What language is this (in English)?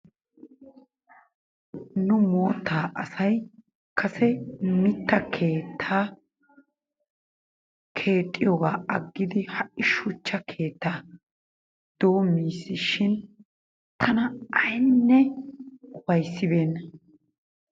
Wolaytta